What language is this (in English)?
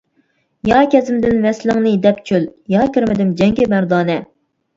Uyghur